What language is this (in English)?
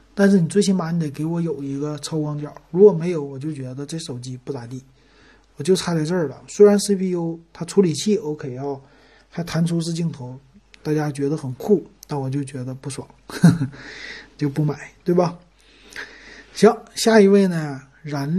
Chinese